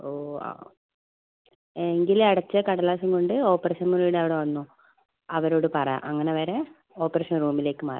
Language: Malayalam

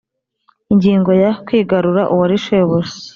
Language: Kinyarwanda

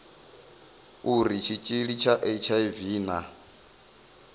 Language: Venda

